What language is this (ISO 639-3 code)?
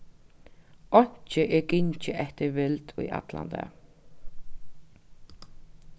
fao